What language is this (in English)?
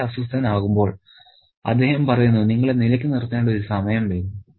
Malayalam